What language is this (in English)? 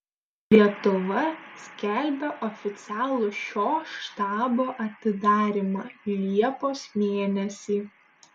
Lithuanian